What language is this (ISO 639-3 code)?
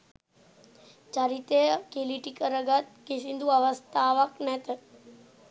sin